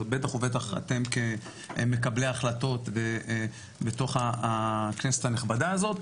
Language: Hebrew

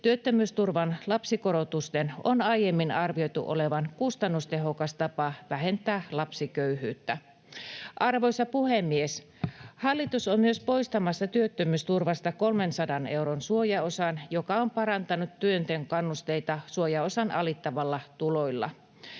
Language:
Finnish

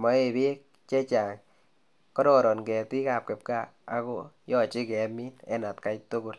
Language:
Kalenjin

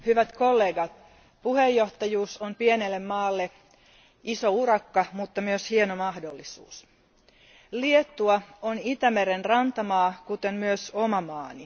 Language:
Finnish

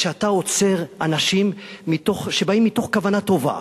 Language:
Hebrew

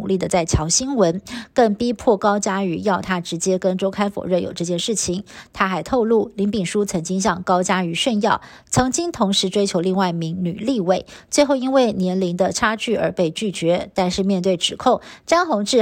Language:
Chinese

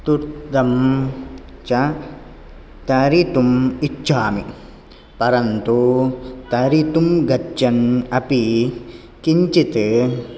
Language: Sanskrit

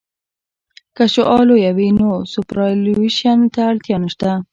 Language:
Pashto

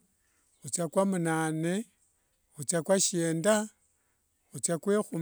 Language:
Wanga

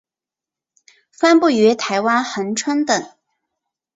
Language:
Chinese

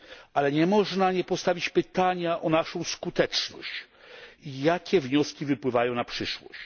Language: Polish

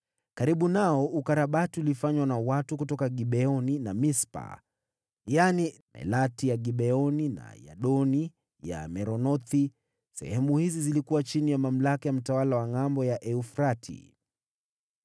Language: Swahili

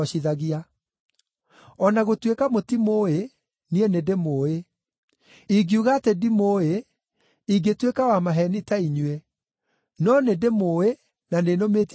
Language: Kikuyu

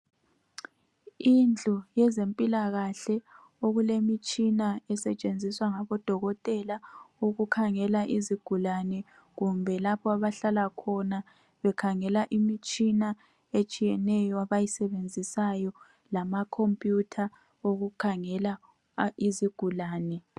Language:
North Ndebele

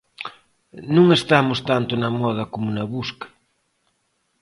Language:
Galician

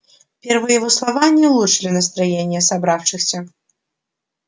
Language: Russian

